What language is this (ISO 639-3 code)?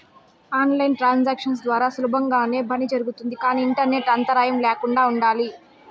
tel